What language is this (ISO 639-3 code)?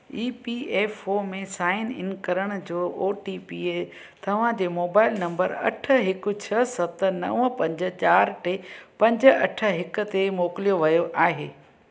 snd